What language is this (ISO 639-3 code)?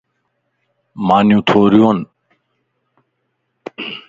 lss